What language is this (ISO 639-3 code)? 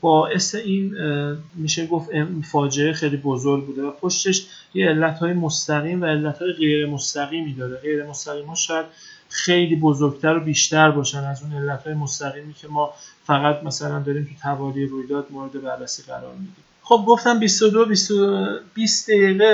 fas